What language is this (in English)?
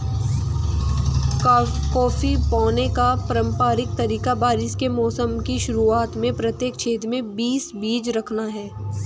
Hindi